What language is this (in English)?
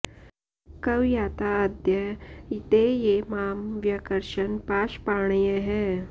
Sanskrit